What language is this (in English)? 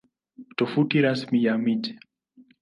Swahili